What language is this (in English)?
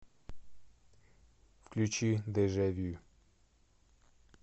Russian